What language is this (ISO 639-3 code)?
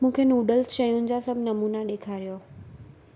snd